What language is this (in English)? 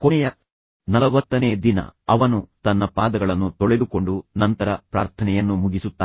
Kannada